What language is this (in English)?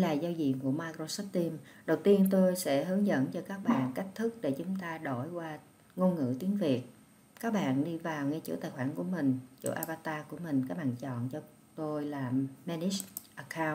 Vietnamese